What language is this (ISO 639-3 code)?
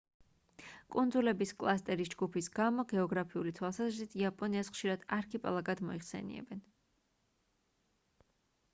kat